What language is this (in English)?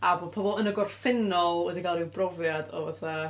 Welsh